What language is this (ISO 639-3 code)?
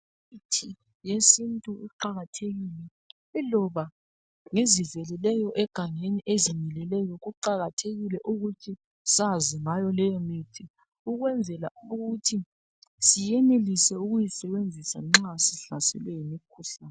nde